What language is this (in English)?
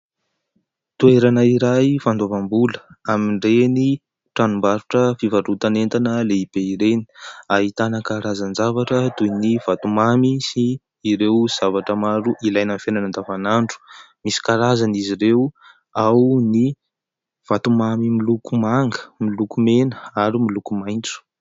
Malagasy